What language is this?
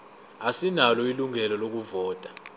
Zulu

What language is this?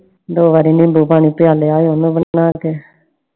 Punjabi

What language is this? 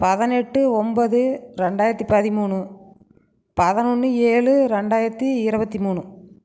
Tamil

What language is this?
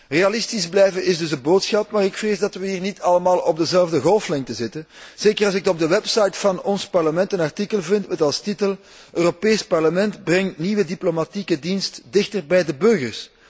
Dutch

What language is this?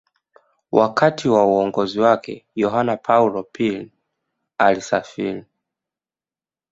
Swahili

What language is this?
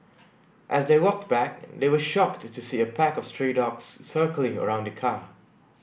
English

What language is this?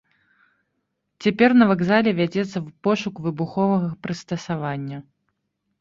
Belarusian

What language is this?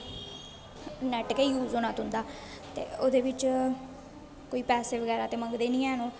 Dogri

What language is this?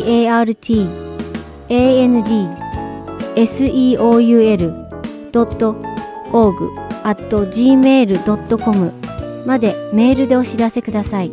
Japanese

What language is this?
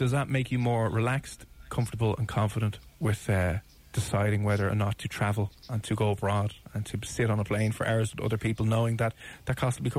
English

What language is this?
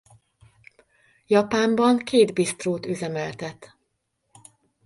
Hungarian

